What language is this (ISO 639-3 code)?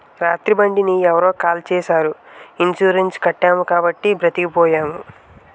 tel